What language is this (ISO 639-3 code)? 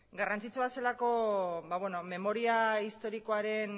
eus